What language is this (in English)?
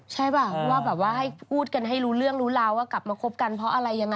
Thai